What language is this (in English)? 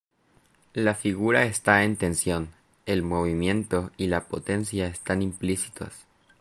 Spanish